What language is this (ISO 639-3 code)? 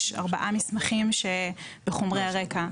heb